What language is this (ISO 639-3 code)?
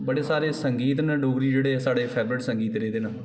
doi